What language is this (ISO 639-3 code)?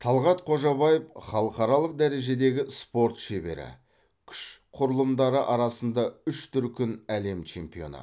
kaz